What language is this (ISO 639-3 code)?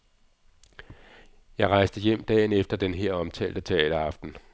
dan